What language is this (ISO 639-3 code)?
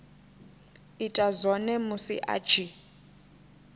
ven